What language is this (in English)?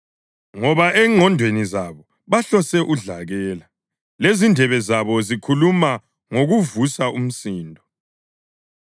North Ndebele